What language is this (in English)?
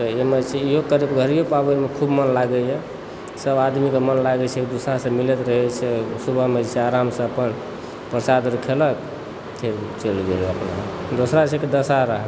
Maithili